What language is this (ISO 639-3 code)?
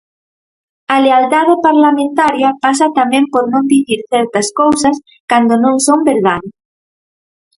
glg